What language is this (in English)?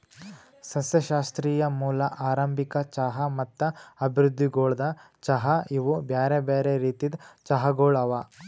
Kannada